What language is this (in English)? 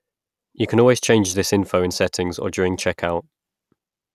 English